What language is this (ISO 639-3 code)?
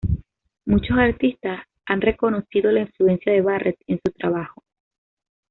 spa